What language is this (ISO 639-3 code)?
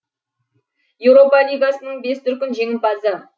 kaz